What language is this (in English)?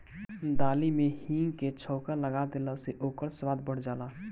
Bhojpuri